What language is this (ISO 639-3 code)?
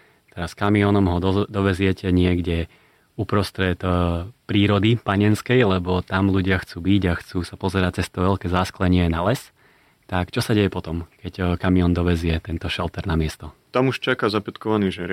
slk